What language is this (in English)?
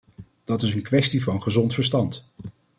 Dutch